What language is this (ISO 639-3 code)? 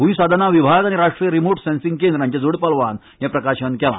kok